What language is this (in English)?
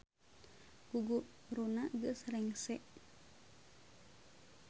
Sundanese